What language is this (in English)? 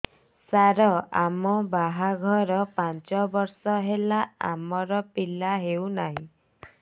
Odia